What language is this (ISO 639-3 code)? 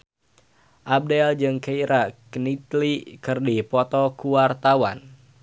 sun